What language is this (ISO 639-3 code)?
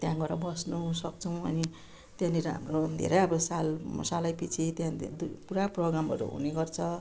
nep